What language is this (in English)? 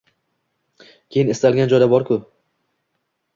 Uzbek